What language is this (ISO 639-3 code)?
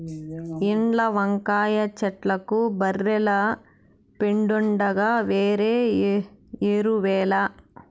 tel